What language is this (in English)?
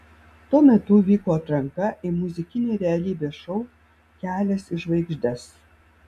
Lithuanian